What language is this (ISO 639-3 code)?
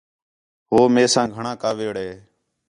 xhe